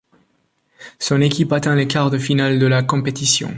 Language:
French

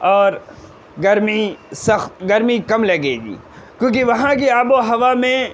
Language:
Urdu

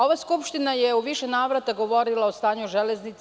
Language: Serbian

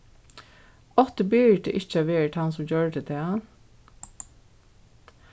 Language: Faroese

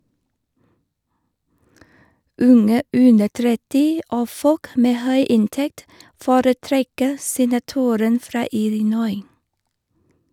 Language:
Norwegian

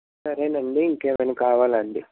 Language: Telugu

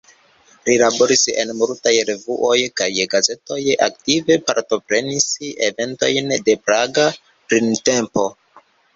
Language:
Esperanto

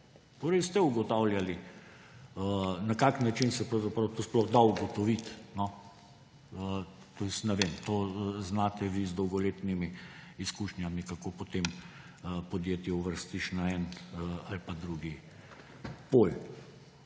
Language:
Slovenian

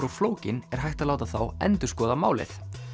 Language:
Icelandic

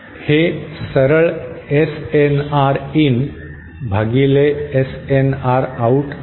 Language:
Marathi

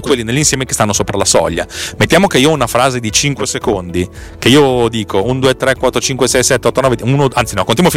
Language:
Italian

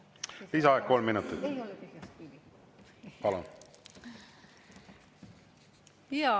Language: Estonian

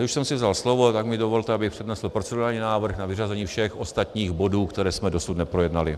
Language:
Czech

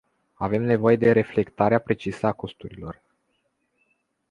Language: Romanian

